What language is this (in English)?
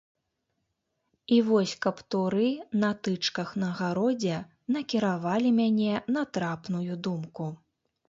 Belarusian